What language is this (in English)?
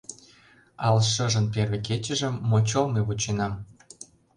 Mari